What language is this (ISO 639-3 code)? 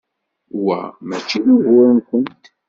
kab